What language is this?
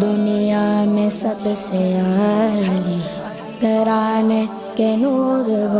Urdu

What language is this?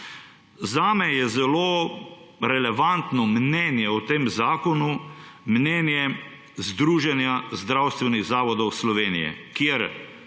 Slovenian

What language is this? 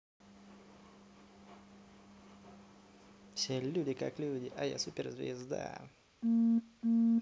Russian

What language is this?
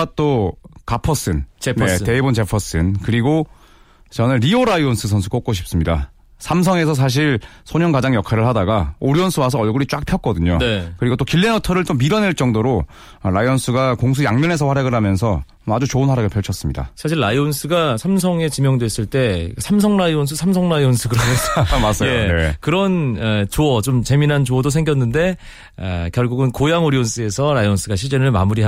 Korean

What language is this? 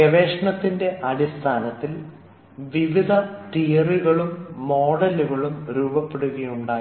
Malayalam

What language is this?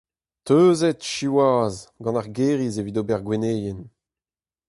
Breton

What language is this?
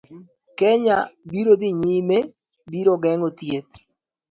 Luo (Kenya and Tanzania)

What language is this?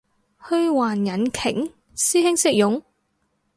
Cantonese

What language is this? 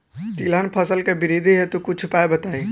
Bhojpuri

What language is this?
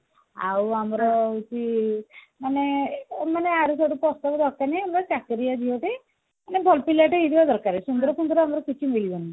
Odia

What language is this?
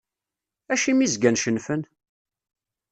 Kabyle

